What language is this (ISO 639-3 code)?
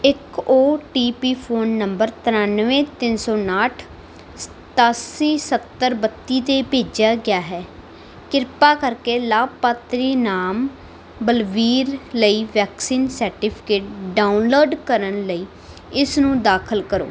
pan